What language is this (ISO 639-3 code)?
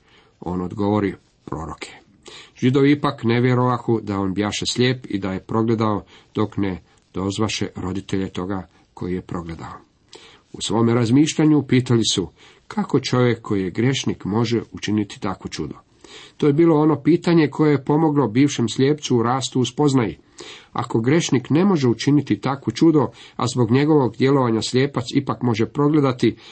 hrv